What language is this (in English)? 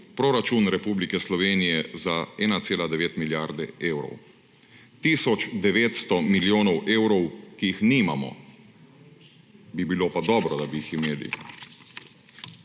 Slovenian